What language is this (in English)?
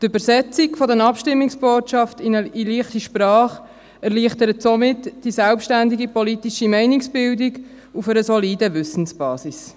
Swiss German